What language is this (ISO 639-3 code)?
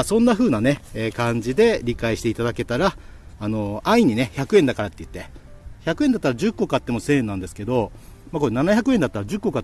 jpn